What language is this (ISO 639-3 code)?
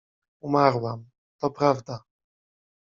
pol